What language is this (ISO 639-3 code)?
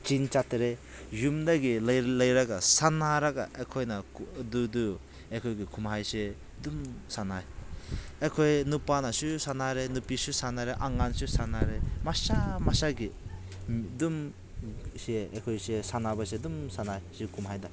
mni